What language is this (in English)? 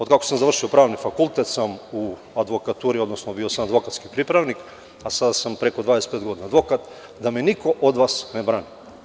Serbian